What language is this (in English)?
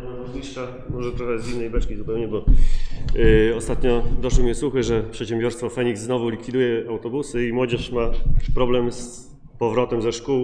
Polish